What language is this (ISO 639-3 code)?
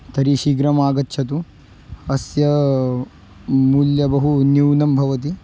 san